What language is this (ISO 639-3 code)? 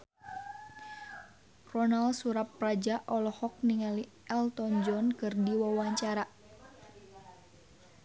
sun